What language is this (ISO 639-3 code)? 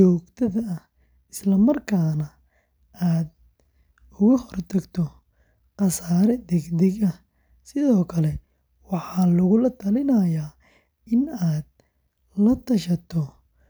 som